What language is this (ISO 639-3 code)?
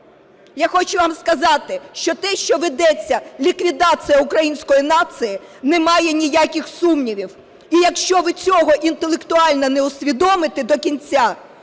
ukr